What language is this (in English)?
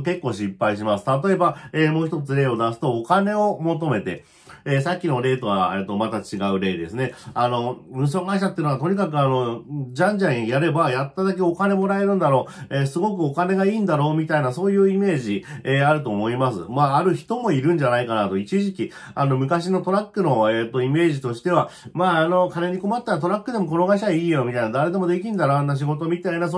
Japanese